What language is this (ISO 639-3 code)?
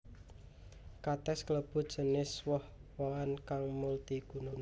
jav